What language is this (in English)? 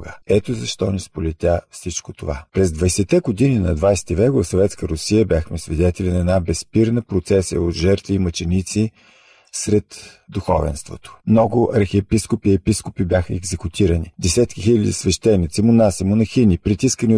Bulgarian